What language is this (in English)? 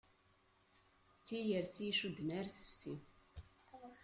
Kabyle